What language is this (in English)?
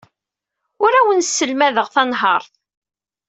Kabyle